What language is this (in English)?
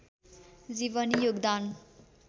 Nepali